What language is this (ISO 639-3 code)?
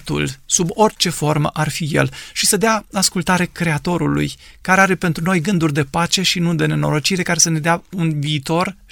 ron